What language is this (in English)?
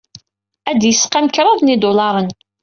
Kabyle